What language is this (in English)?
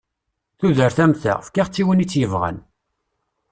Kabyle